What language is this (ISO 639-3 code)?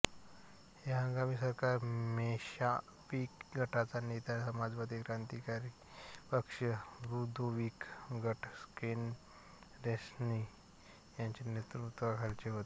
mar